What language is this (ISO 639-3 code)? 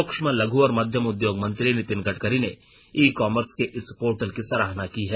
hin